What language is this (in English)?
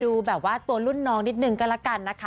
Thai